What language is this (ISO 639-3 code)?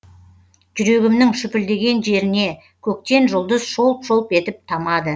kaz